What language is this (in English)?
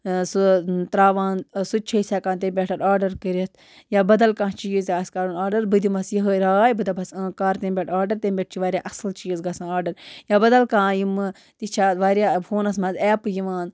Kashmiri